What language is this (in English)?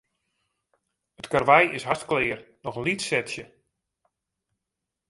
Western Frisian